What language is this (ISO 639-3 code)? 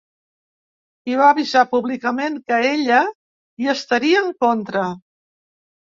cat